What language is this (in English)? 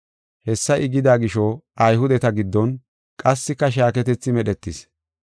Gofa